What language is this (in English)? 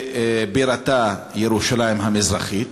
Hebrew